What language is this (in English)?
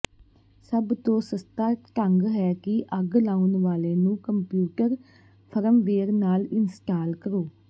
Punjabi